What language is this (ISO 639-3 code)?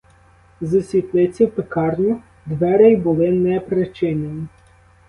ukr